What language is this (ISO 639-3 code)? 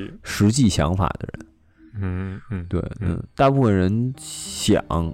zho